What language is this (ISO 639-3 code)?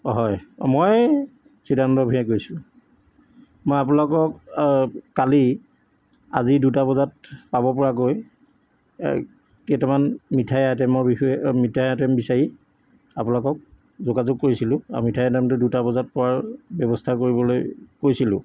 asm